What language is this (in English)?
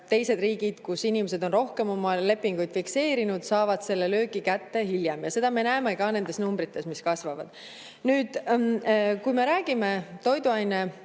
Estonian